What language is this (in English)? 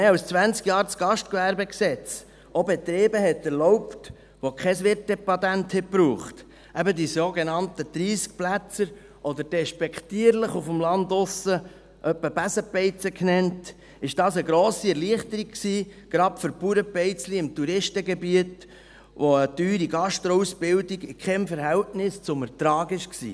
Swiss German